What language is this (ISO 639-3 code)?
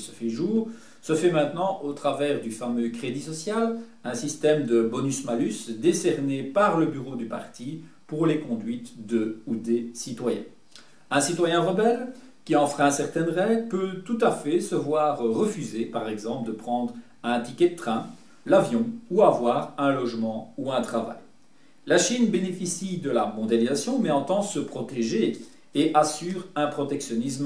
fra